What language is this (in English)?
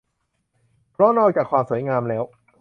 Thai